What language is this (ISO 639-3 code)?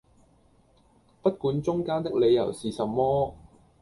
yue